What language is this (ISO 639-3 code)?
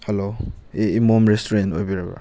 mni